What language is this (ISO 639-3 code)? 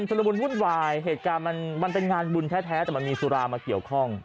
tha